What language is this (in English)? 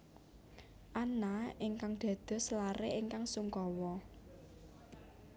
Javanese